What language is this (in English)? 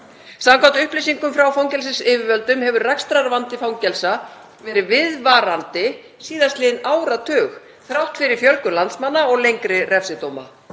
Icelandic